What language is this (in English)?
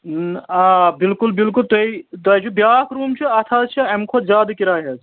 Kashmiri